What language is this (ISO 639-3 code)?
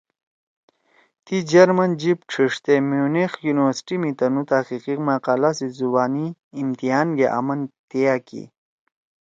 trw